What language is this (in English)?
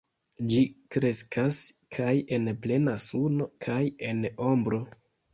Esperanto